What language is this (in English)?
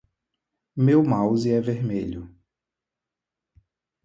Portuguese